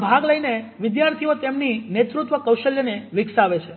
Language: Gujarati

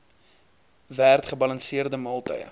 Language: Afrikaans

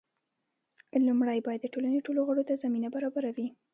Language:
Pashto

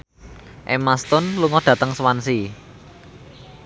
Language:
Javanese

